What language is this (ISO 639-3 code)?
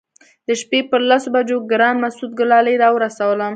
pus